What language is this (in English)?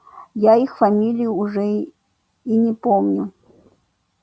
Russian